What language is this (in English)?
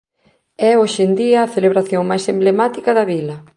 Galician